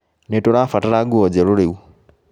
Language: Kikuyu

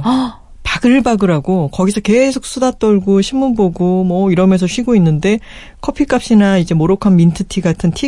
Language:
Korean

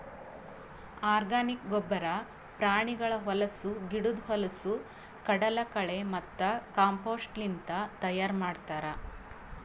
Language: Kannada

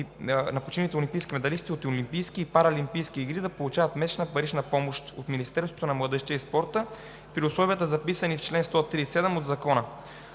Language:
Bulgarian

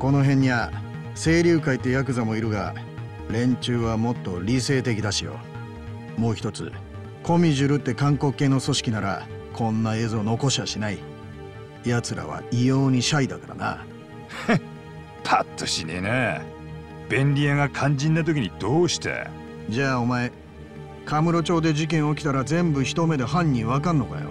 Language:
Japanese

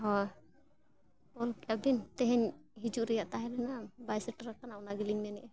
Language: Santali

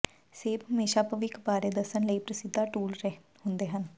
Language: Punjabi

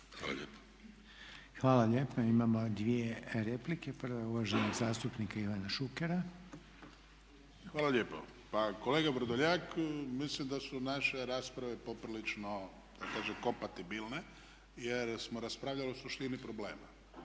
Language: Croatian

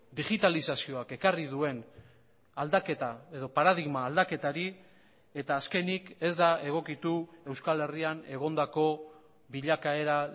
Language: Basque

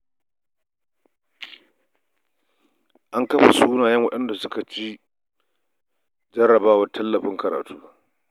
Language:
Hausa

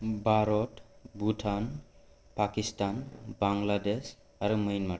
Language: Bodo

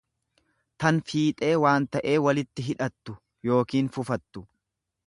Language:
Oromo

